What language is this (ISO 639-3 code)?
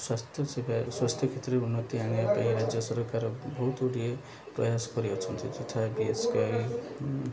ori